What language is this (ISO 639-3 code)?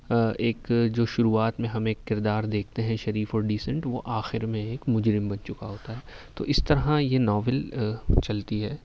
urd